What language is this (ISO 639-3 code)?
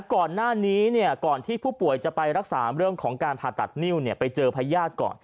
tha